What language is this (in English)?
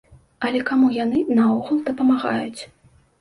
Belarusian